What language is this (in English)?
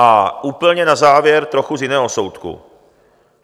Czech